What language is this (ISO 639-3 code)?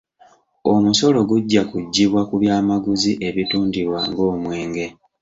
lug